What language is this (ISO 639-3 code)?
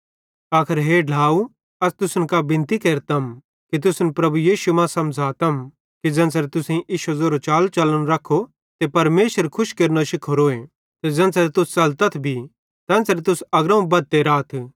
bhd